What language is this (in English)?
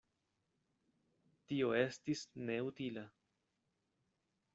Esperanto